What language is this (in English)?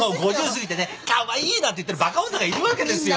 Japanese